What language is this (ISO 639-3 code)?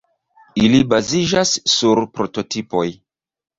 epo